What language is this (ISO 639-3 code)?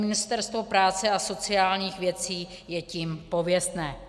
ces